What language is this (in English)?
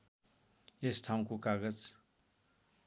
Nepali